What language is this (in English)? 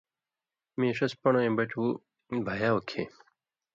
Indus Kohistani